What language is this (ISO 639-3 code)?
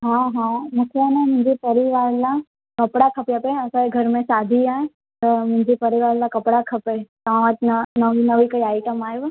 snd